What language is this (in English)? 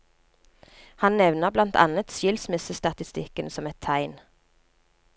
Norwegian